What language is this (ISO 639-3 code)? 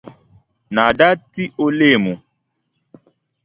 dag